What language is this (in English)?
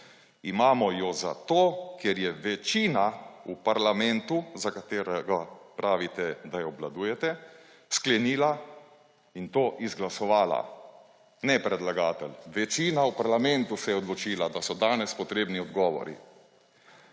Slovenian